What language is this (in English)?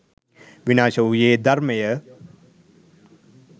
Sinhala